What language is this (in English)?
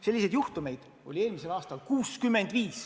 Estonian